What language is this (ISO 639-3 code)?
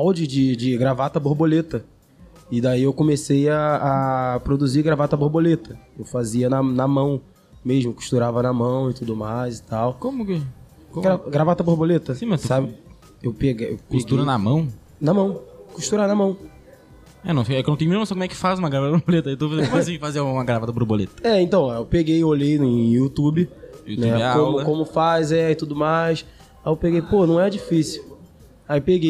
por